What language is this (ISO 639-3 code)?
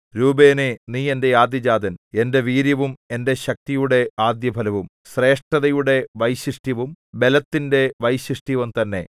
mal